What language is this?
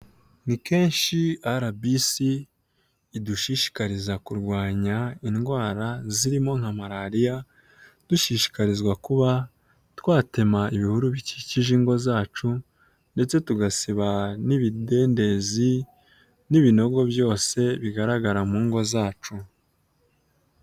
Kinyarwanda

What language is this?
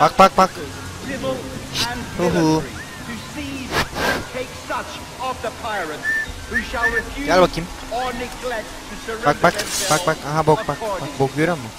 Turkish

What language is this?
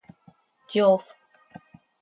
Seri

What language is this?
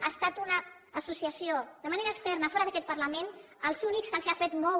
Catalan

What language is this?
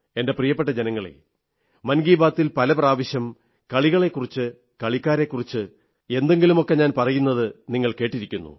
Malayalam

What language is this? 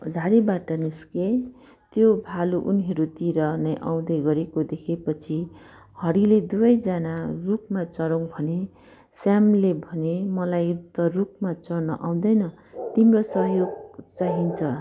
Nepali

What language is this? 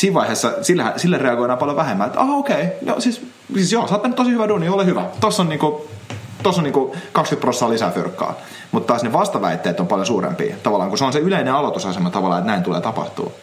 Finnish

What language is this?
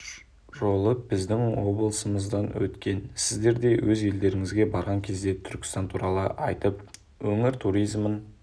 Kazakh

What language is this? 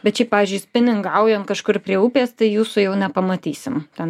Lithuanian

